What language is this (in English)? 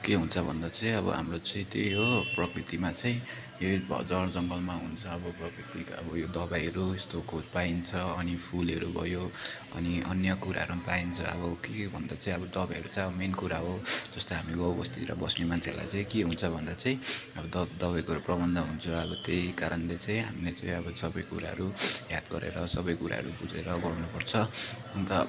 Nepali